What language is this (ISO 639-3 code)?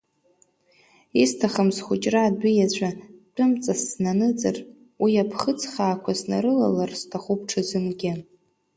abk